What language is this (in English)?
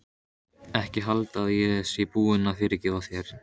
Icelandic